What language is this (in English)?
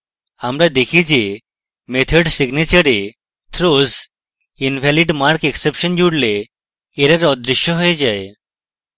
Bangla